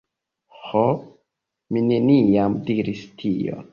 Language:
Esperanto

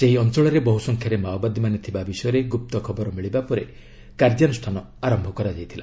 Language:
Odia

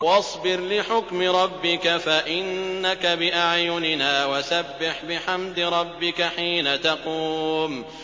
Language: Arabic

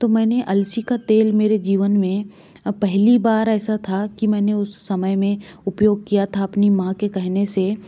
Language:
Hindi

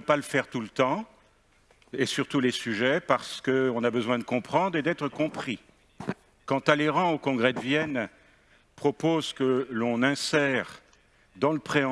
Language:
French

